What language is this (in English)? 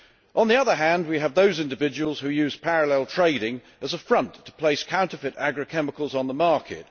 English